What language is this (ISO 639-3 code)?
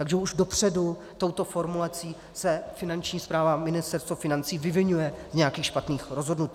ces